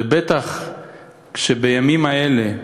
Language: Hebrew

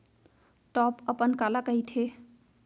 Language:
Chhattisgarhi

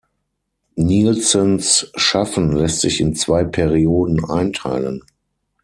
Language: German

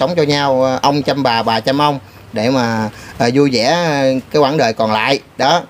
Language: Vietnamese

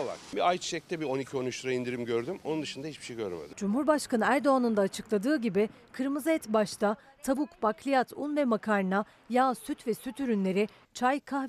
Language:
Turkish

